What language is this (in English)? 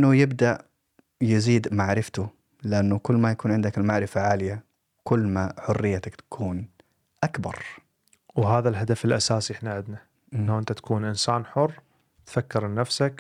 Arabic